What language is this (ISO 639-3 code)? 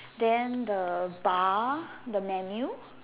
eng